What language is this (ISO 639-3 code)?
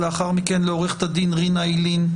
heb